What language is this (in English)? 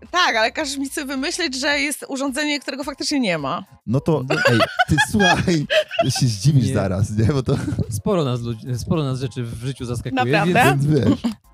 Polish